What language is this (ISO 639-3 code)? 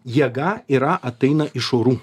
lit